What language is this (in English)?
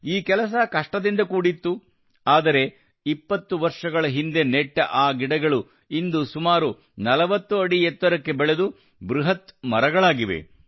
Kannada